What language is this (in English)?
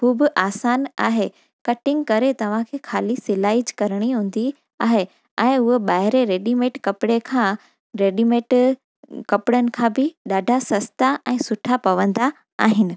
Sindhi